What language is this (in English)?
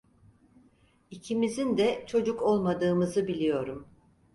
Turkish